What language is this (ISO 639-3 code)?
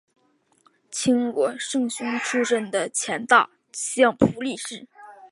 zho